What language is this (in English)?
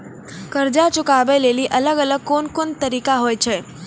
Maithili